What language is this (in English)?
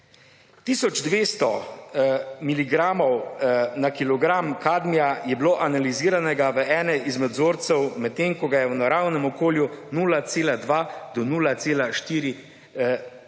Slovenian